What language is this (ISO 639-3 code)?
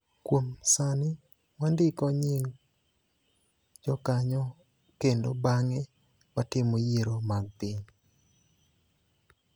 luo